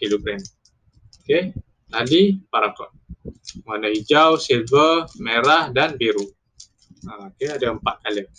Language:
Malay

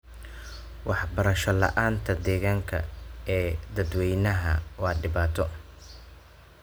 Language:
Somali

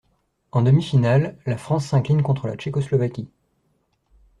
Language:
French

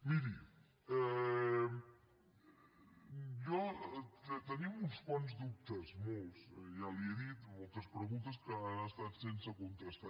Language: Catalan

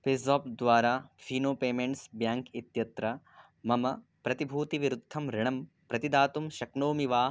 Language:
Sanskrit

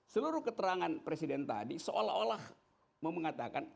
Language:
Indonesian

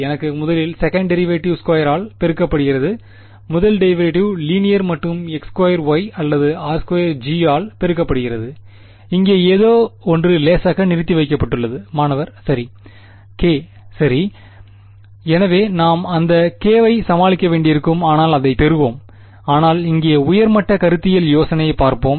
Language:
Tamil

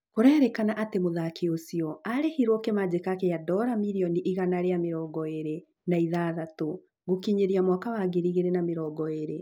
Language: Kikuyu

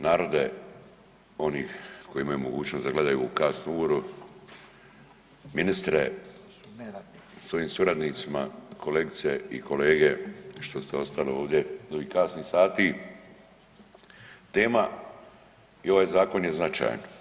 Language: Croatian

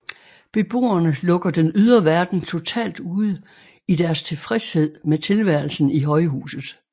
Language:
Danish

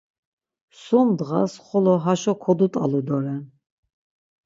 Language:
Laz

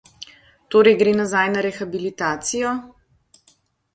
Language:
Slovenian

